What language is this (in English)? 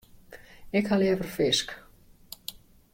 Western Frisian